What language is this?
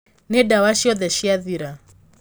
Kikuyu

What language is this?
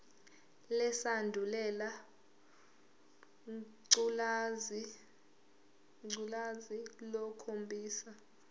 Zulu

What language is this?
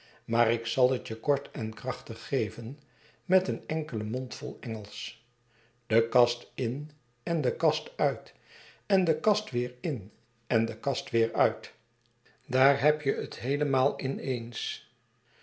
Dutch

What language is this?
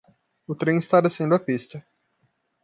Portuguese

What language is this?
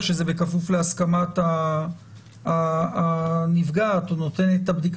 Hebrew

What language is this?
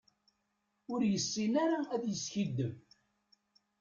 Kabyle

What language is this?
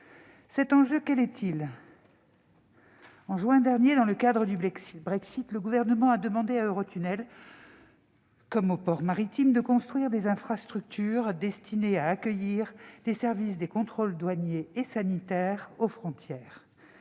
French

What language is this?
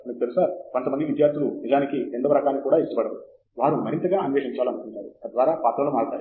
Telugu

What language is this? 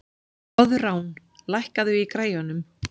Icelandic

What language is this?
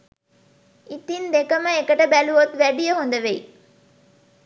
Sinhala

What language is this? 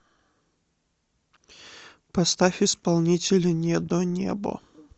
Russian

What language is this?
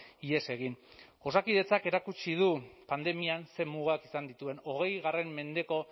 Basque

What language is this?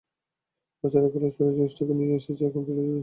Bangla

